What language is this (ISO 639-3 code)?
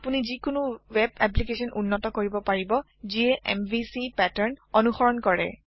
asm